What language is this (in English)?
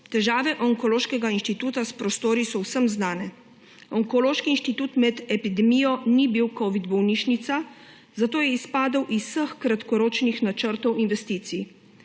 Slovenian